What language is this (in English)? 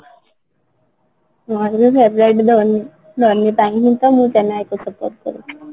Odia